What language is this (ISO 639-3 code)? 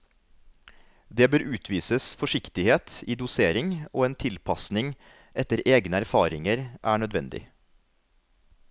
nor